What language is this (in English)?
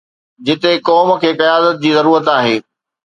Sindhi